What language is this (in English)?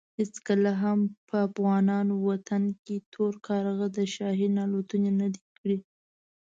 Pashto